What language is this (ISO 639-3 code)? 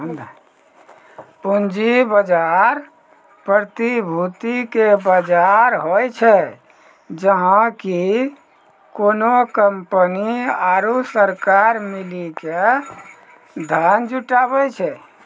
mai